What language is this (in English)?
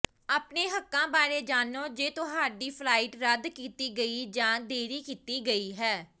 Punjabi